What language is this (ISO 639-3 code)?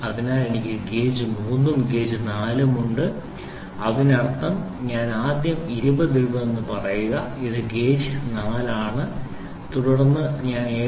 mal